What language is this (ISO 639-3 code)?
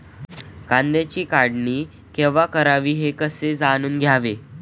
mar